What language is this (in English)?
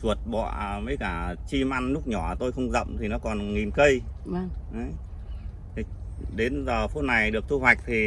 Vietnamese